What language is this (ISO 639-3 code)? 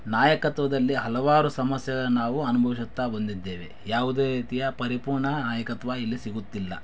kan